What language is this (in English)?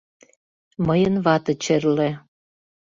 Mari